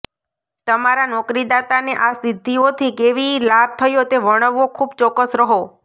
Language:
Gujarati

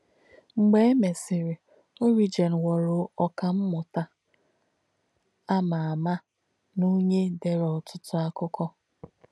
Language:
Igbo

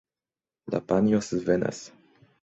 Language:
Esperanto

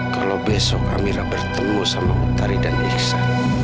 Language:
Indonesian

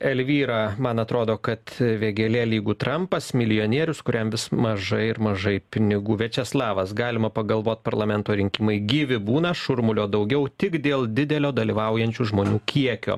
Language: Lithuanian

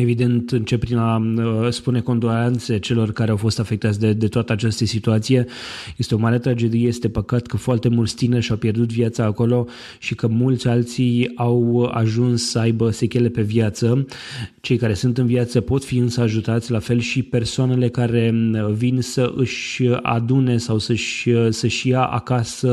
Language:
Romanian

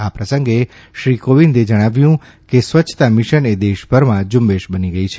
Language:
Gujarati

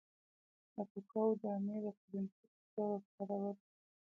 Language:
Pashto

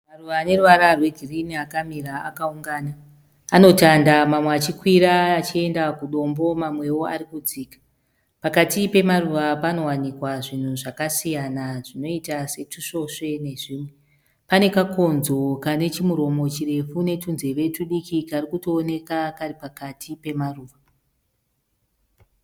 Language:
Shona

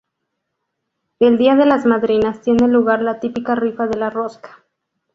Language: Spanish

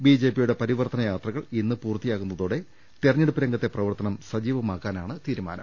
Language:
Malayalam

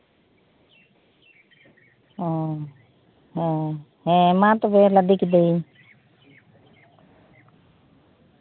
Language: Santali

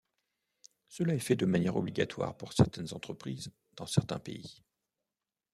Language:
French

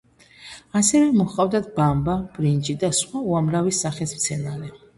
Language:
Georgian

